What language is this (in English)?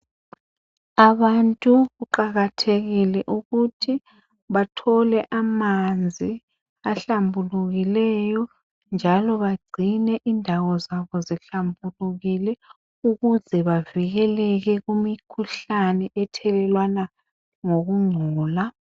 North Ndebele